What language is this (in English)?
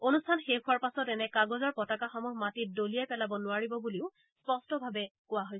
Assamese